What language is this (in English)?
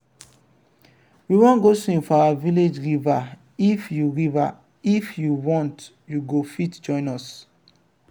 Nigerian Pidgin